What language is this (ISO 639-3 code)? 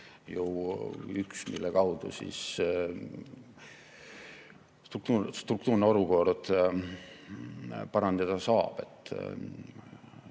est